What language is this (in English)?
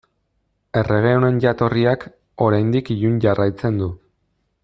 Basque